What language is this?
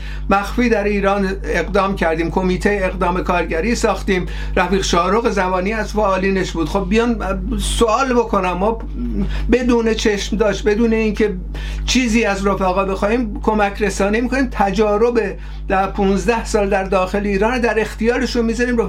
Persian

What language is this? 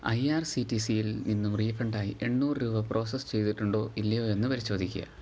Malayalam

